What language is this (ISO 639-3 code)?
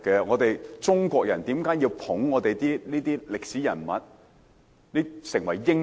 yue